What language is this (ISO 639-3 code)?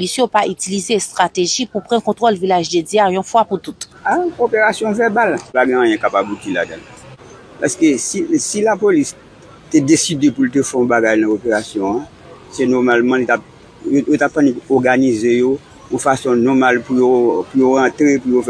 fra